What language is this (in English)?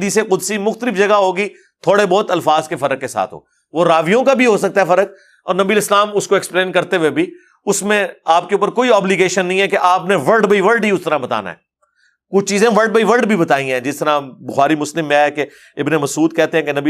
Urdu